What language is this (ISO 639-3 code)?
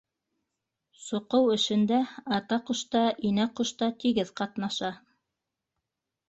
bak